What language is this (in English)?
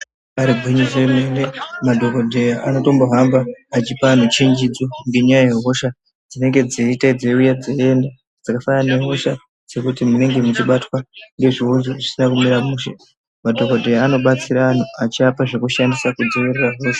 Ndau